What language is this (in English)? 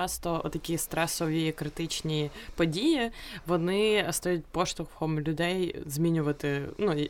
Ukrainian